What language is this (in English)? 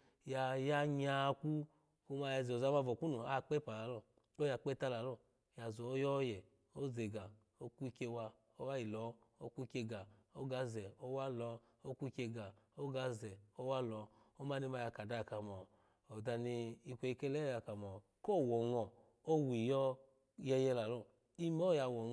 Alago